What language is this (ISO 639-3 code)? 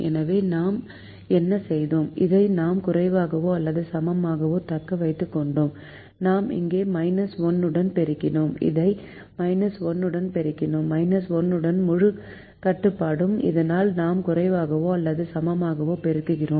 tam